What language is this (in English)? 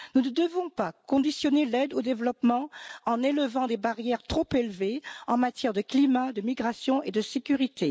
French